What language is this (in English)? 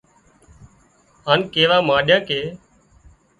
Wadiyara Koli